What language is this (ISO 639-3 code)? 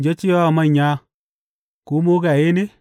hau